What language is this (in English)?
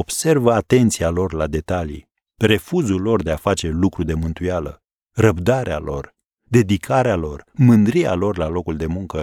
Romanian